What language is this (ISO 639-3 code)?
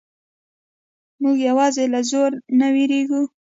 pus